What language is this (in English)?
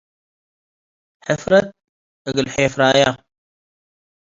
Tigre